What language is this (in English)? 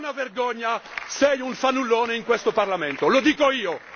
Italian